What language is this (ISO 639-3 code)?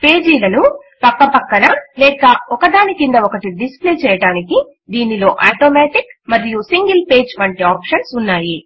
tel